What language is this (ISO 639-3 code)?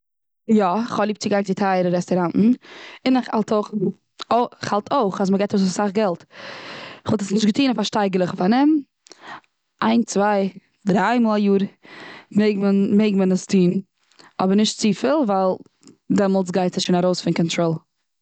yid